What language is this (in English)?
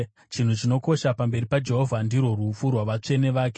Shona